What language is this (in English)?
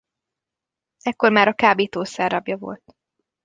Hungarian